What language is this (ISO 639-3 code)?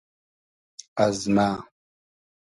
haz